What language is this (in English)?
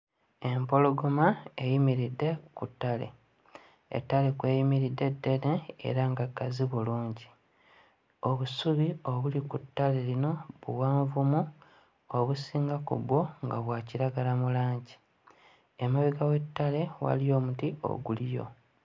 Ganda